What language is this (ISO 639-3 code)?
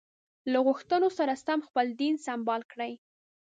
pus